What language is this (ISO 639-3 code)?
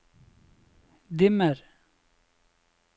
nor